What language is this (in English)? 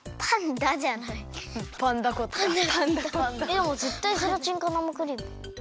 Japanese